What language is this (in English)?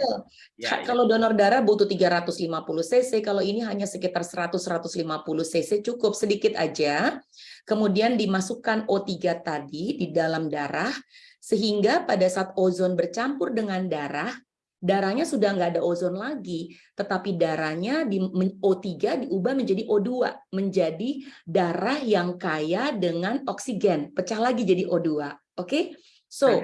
Indonesian